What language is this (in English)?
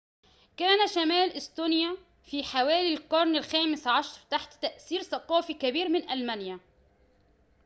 Arabic